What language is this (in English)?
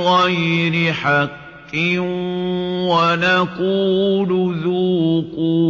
Arabic